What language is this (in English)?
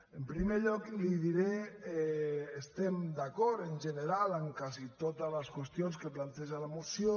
Catalan